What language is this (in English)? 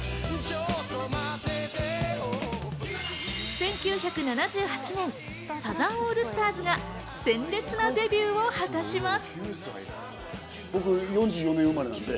Japanese